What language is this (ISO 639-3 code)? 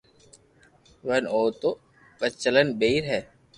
lrk